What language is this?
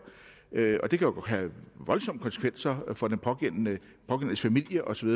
Danish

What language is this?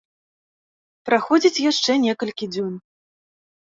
Belarusian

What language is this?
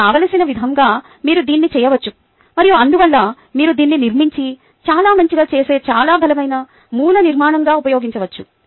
Telugu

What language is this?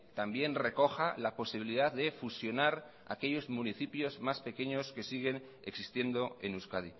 Spanish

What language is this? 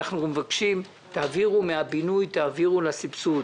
Hebrew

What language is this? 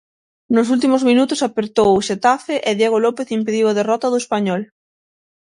Galician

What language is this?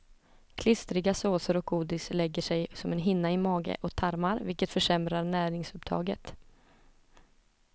Swedish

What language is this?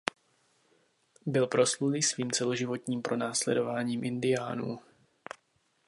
Czech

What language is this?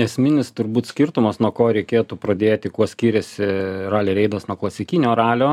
Lithuanian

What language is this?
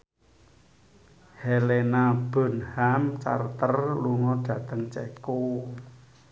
Javanese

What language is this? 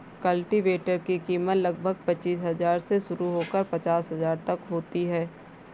Hindi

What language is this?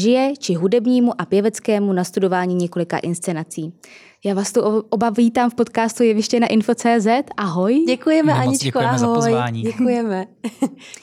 Czech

